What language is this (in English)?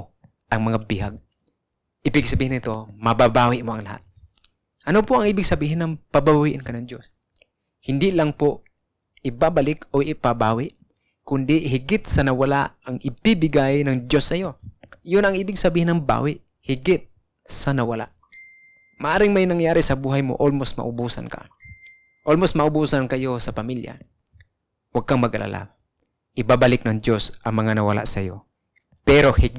Filipino